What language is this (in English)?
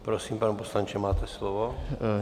Czech